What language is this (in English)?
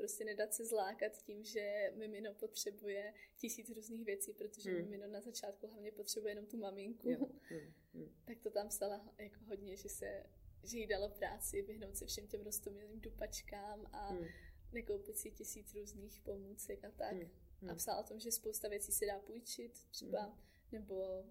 Czech